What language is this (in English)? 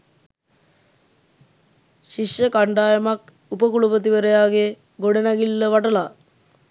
Sinhala